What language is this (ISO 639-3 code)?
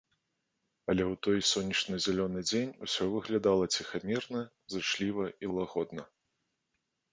bel